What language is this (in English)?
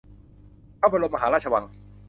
Thai